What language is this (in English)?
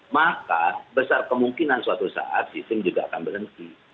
Indonesian